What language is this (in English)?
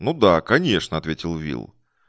Russian